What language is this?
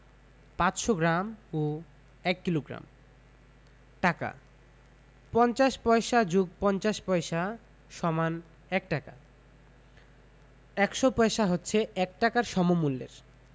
Bangla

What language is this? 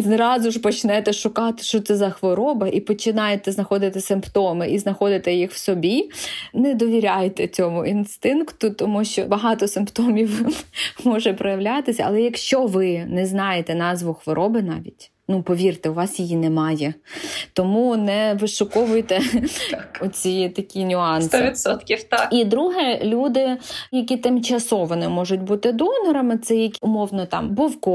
Ukrainian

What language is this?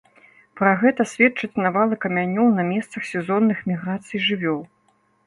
Belarusian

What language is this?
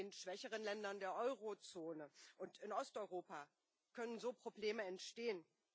German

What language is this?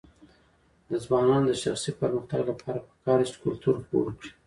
Pashto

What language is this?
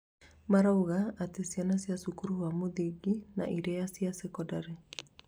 Kikuyu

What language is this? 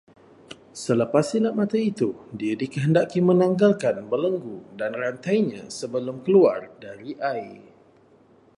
Malay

